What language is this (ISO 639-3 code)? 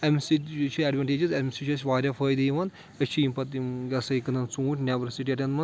kas